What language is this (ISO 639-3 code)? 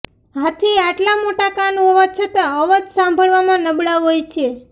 guj